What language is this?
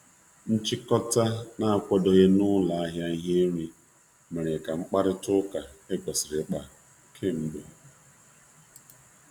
Igbo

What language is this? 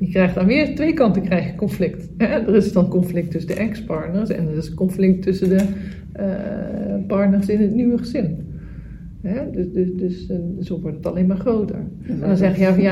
Dutch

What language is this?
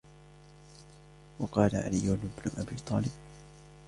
Arabic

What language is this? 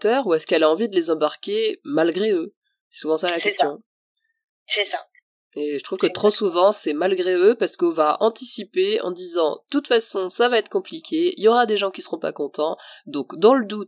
French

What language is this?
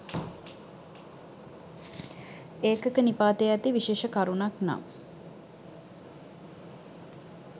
Sinhala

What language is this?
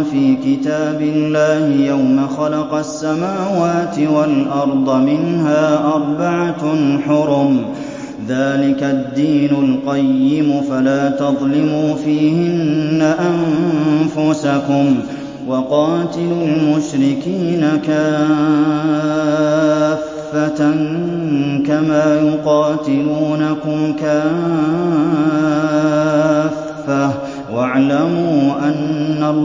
Arabic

